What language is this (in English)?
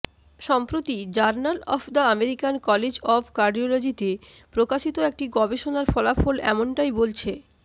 Bangla